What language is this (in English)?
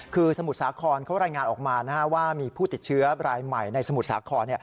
Thai